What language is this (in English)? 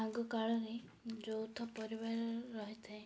Odia